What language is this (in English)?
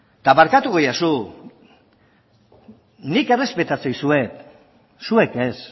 Basque